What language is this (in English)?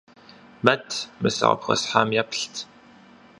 Kabardian